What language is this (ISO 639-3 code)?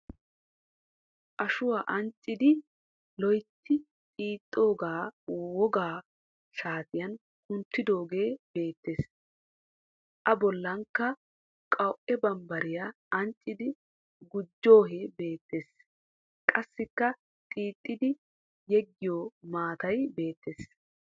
wal